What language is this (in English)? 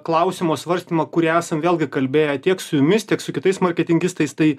Lithuanian